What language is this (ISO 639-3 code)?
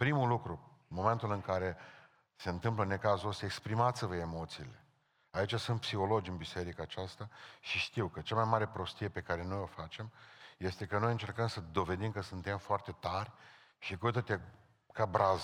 ron